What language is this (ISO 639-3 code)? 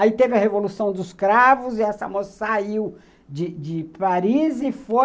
por